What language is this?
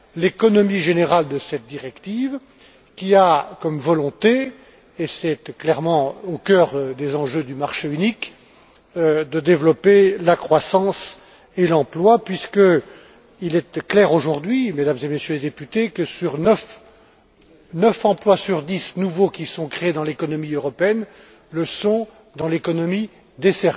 French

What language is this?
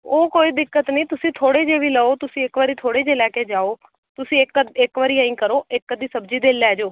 Punjabi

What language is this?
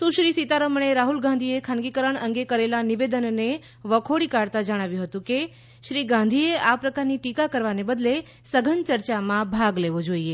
Gujarati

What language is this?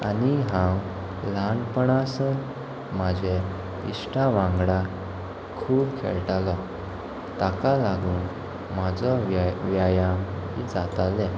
Konkani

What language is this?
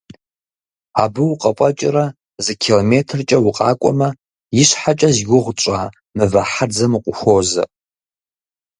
Kabardian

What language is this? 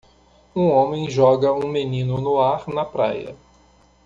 Portuguese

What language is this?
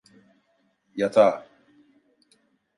Turkish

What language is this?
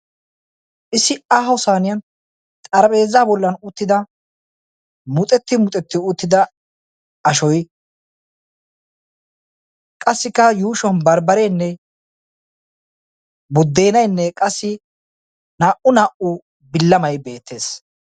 Wolaytta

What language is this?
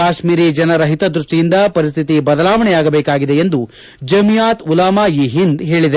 Kannada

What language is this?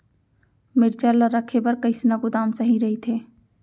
Chhattisgarhi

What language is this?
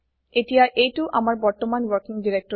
Assamese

